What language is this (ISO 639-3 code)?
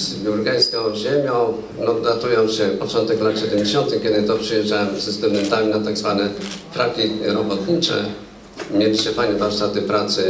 pol